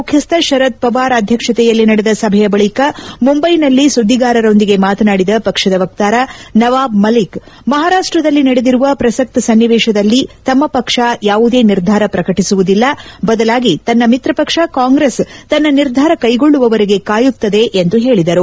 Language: Kannada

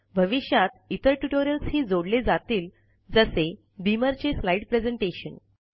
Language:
Marathi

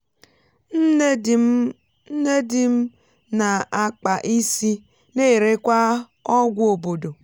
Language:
Igbo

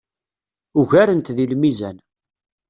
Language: Kabyle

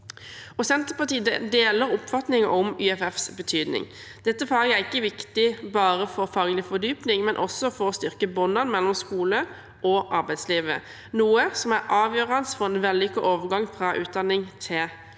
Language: Norwegian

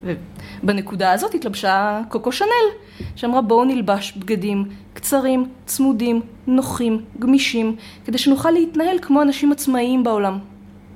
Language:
Hebrew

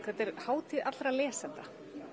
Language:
Icelandic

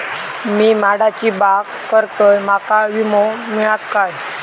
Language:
Marathi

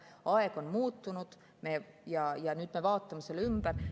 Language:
Estonian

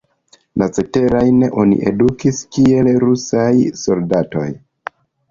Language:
Esperanto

